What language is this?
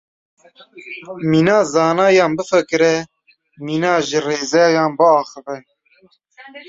Kurdish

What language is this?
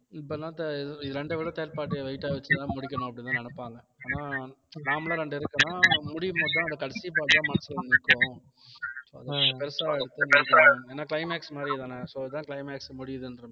Tamil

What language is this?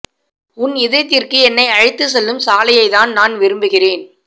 Tamil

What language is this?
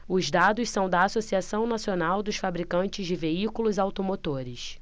Portuguese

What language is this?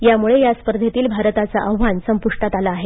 Marathi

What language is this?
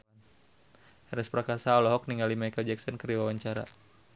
Sundanese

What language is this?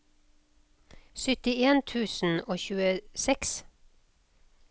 Norwegian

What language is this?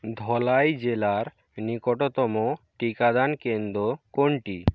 Bangla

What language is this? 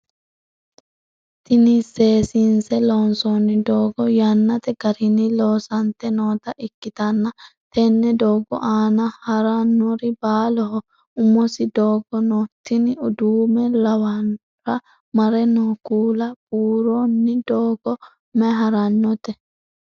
Sidamo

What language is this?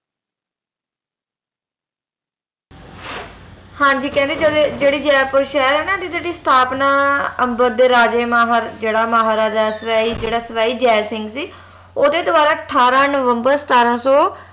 Punjabi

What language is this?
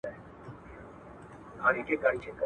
Pashto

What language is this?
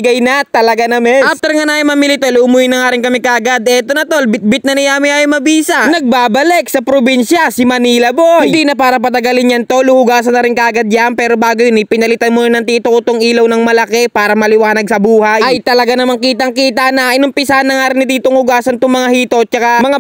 Filipino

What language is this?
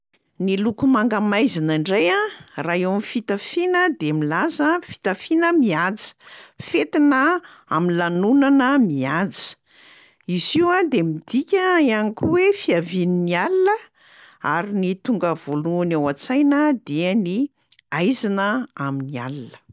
Malagasy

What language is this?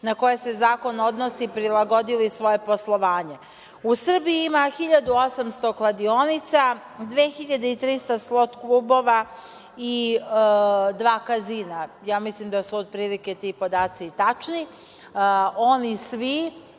Serbian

